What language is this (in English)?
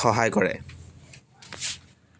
Assamese